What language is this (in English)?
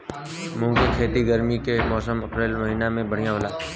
Bhojpuri